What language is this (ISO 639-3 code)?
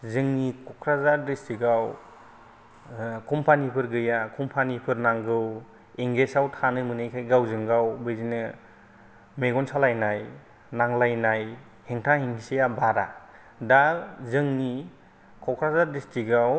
brx